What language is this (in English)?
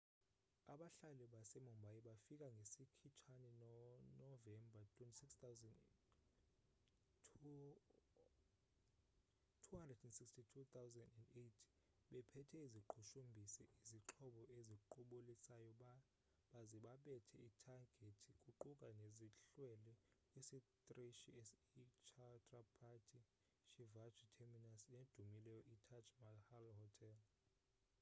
Xhosa